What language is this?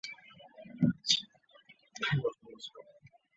Chinese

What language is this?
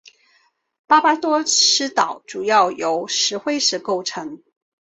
Chinese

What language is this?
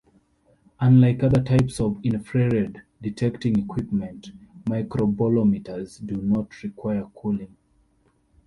English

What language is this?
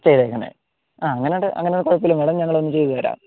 Malayalam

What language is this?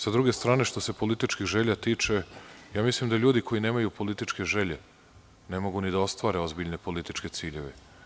Serbian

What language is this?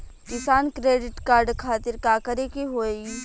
Bhojpuri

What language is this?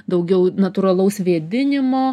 Lithuanian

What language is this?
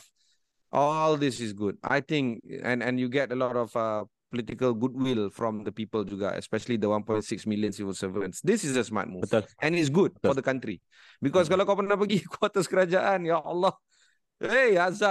Malay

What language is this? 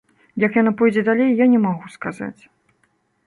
Belarusian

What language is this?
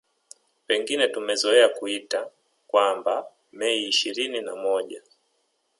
Swahili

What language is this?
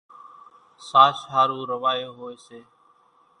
Kachi Koli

